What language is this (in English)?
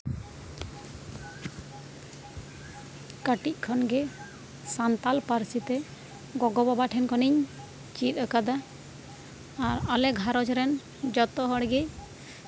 Santali